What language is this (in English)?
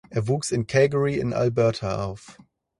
German